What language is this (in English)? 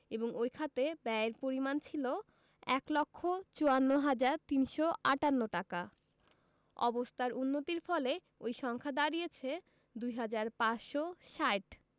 Bangla